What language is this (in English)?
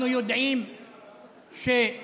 Hebrew